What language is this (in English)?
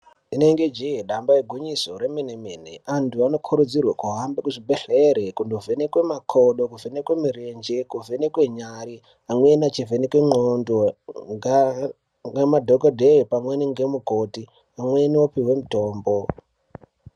Ndau